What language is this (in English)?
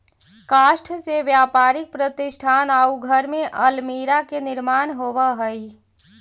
Magahi